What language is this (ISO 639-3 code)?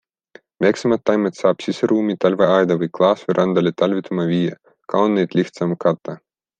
est